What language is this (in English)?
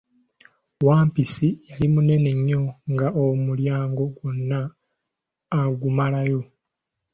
Ganda